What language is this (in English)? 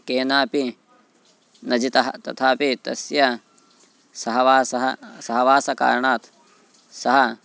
Sanskrit